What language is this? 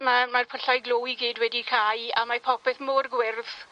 Welsh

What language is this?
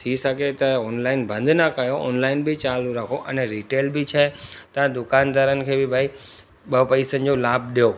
Sindhi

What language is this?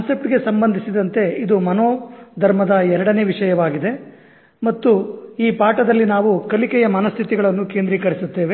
Kannada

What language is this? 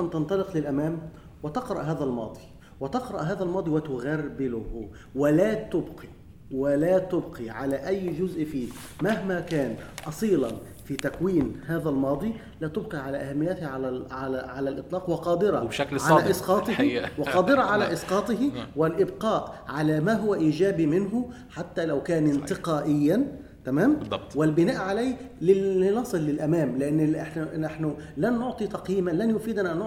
Arabic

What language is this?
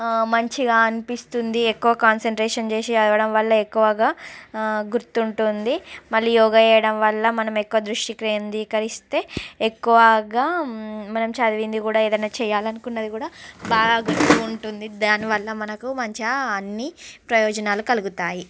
Telugu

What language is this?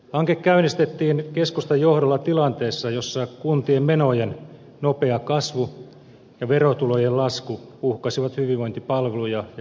Finnish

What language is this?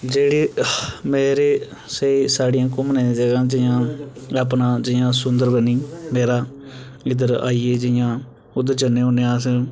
Dogri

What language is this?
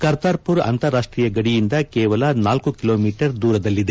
Kannada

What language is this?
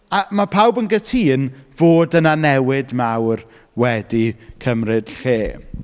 Welsh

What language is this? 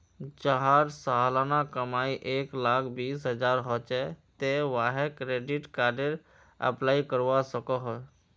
Magahi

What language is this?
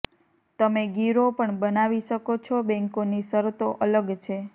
Gujarati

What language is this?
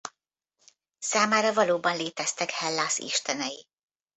Hungarian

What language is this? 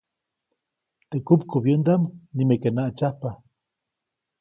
Copainalá Zoque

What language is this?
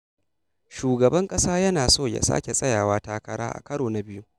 Hausa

